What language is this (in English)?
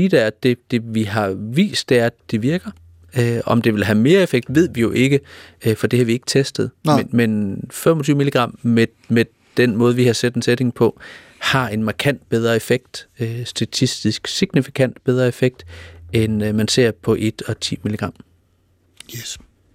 Danish